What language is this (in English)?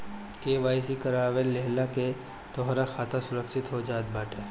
Bhojpuri